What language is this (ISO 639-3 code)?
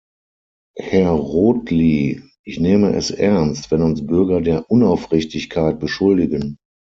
deu